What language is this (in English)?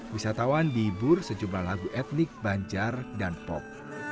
Indonesian